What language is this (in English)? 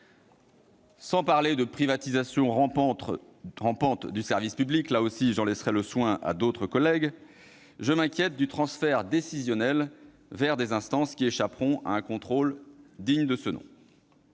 French